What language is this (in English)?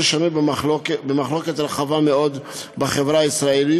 Hebrew